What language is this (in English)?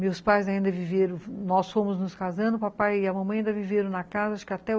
Portuguese